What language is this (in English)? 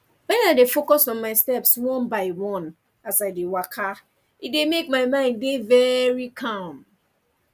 Nigerian Pidgin